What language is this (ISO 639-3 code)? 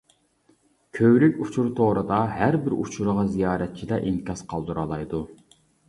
uig